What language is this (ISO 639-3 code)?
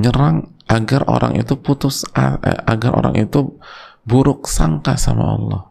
ind